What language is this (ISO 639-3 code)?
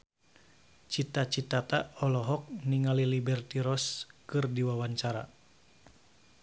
sun